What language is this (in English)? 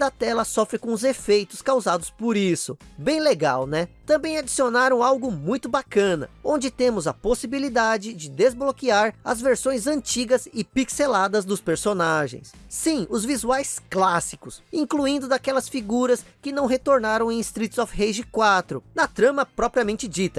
Portuguese